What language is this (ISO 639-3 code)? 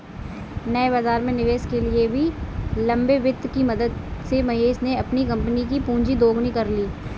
hin